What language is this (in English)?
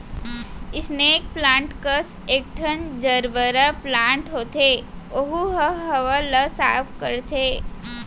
Chhattisgarhi